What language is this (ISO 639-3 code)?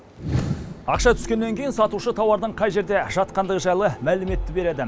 kaz